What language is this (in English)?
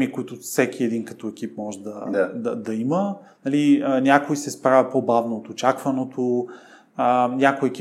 Bulgarian